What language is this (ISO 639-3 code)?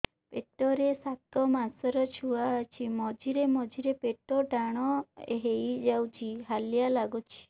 ori